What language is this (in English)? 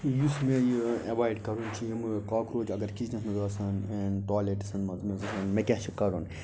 Kashmiri